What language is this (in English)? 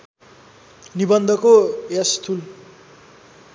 Nepali